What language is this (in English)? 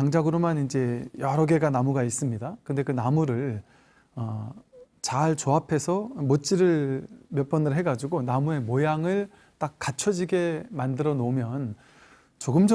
Korean